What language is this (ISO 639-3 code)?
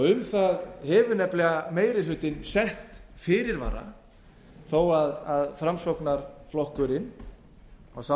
isl